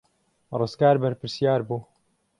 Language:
Central Kurdish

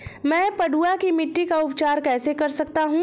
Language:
Hindi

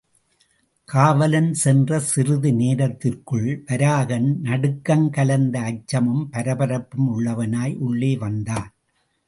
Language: Tamil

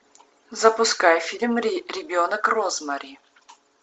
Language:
Russian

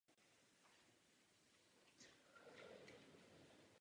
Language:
Czech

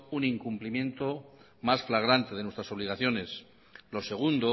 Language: Spanish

